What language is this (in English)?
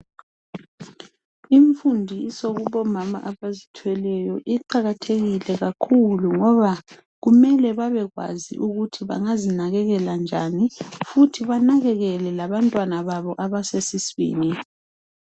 North Ndebele